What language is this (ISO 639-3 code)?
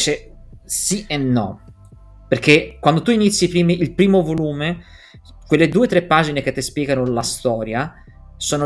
ita